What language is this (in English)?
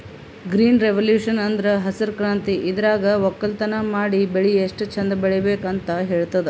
Kannada